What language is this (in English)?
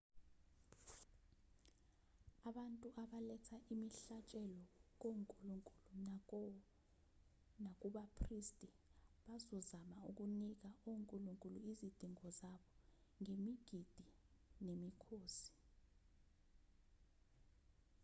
Zulu